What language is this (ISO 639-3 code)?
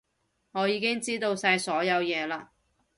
yue